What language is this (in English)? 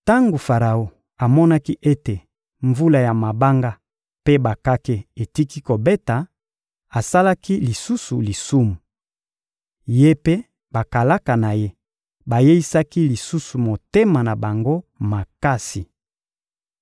Lingala